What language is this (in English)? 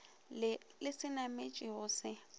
Northern Sotho